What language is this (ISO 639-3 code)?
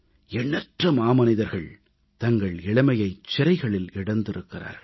tam